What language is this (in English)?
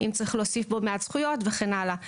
Hebrew